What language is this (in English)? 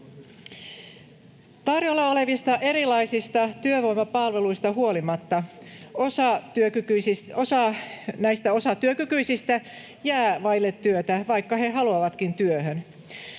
Finnish